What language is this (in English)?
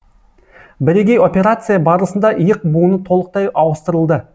Kazakh